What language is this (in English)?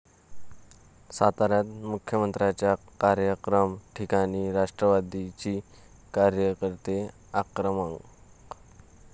Marathi